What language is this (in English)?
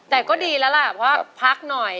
Thai